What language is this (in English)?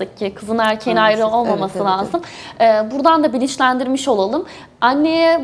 Turkish